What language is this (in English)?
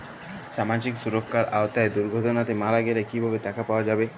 Bangla